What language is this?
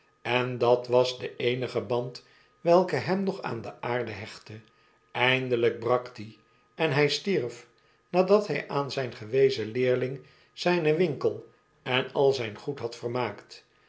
Dutch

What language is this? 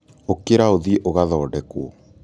Kikuyu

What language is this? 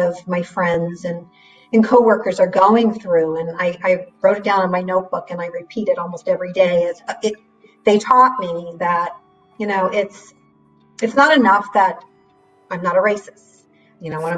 English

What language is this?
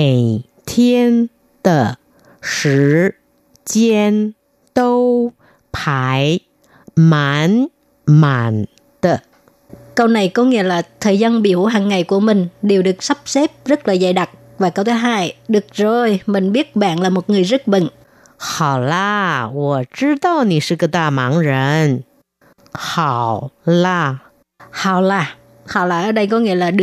Vietnamese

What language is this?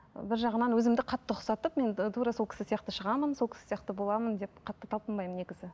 Kazakh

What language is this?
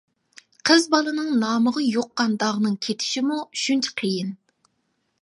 Uyghur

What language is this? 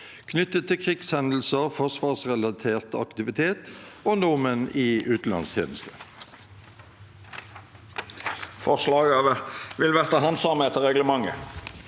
Norwegian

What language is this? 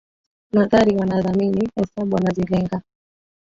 Swahili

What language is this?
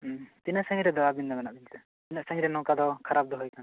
Santali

